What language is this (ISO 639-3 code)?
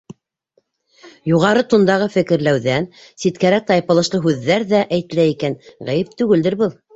bak